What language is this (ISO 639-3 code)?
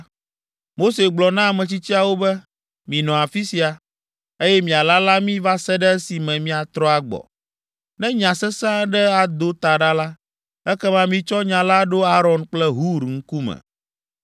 ewe